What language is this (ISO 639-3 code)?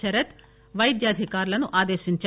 tel